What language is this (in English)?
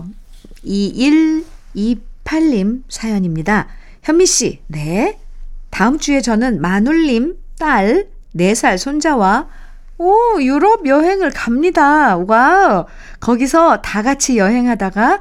Korean